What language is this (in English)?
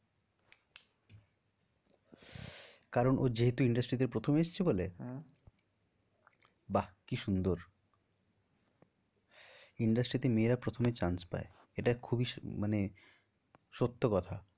Bangla